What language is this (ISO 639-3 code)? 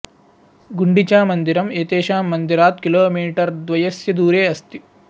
san